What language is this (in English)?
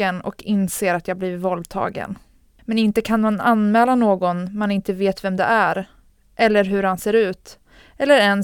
Swedish